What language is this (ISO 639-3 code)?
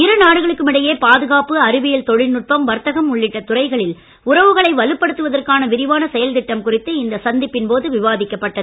tam